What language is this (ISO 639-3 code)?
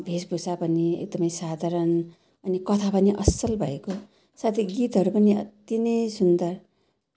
nep